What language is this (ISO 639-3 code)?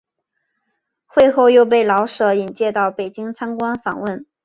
zho